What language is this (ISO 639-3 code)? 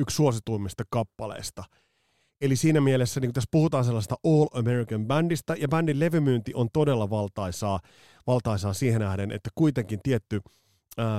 fin